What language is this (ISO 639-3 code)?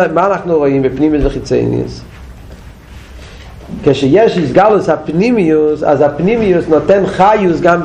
heb